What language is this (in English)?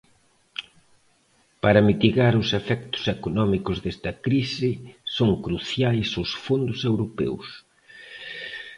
Galician